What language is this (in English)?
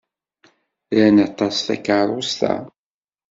Kabyle